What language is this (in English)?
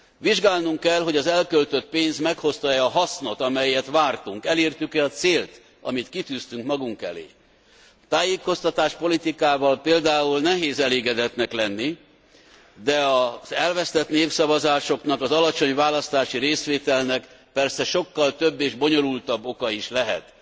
Hungarian